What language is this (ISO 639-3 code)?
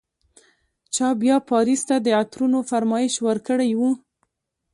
pus